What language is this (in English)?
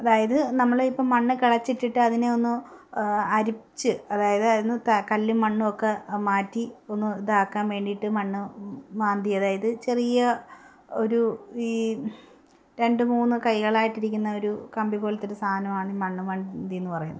Malayalam